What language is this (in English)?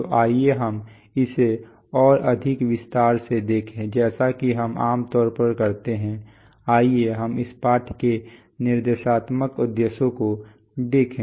Hindi